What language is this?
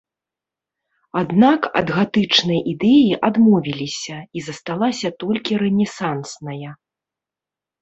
Belarusian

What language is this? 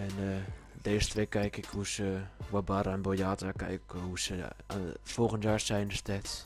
Dutch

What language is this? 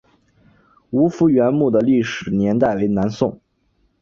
Chinese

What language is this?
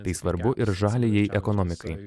Lithuanian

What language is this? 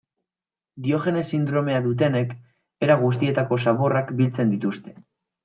Basque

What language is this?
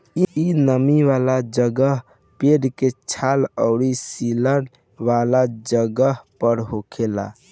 Bhojpuri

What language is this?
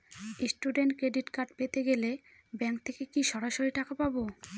Bangla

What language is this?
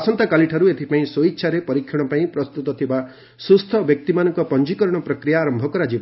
Odia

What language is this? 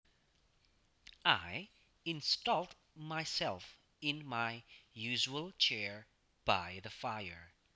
Javanese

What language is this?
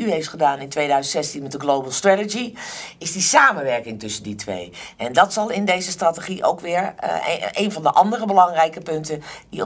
Dutch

